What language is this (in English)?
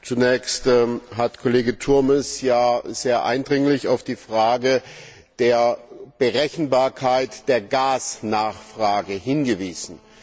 German